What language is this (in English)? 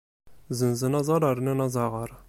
Kabyle